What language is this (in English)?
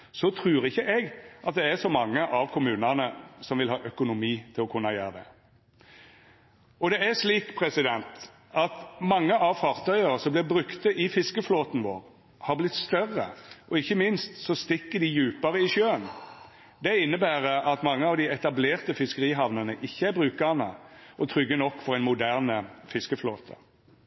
Norwegian Nynorsk